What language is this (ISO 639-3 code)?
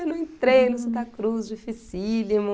por